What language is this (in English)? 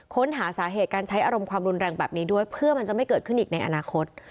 Thai